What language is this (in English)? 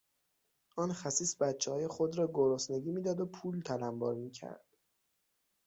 Persian